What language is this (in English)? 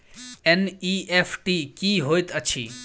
Maithili